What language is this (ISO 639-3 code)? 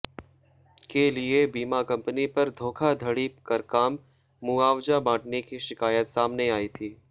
hin